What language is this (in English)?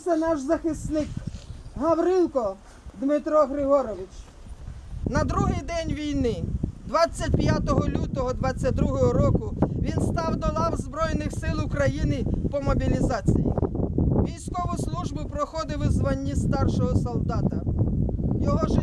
Ukrainian